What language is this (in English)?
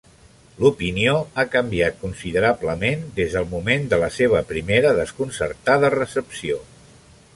Catalan